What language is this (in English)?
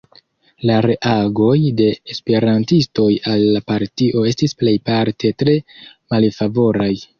Esperanto